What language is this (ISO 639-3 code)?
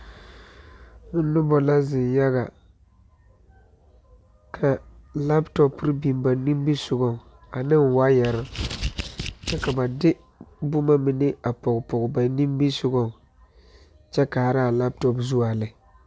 dga